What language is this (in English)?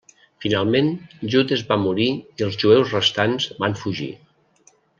Catalan